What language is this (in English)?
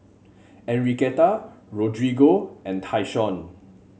English